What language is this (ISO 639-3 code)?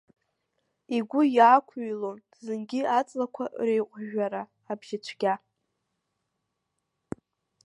abk